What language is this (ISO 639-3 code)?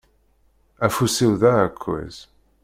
kab